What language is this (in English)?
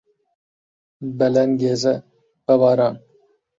Central Kurdish